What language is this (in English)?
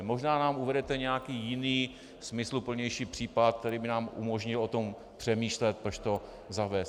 Czech